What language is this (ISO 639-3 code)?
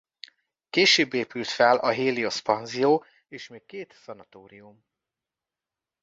hun